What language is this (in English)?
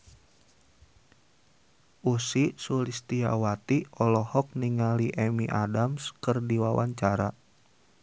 Sundanese